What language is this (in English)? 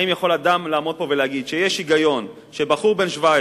Hebrew